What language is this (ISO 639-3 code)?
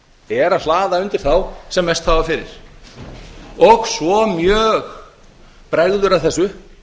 isl